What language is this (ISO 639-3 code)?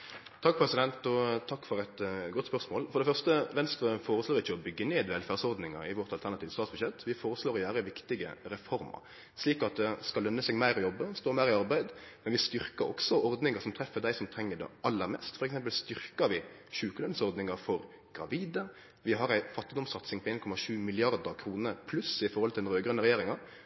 nno